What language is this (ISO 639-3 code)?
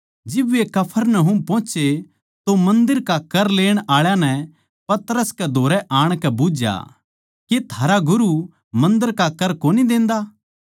bgc